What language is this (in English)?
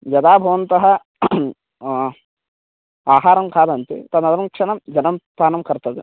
Sanskrit